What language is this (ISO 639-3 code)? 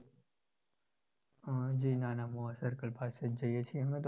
guj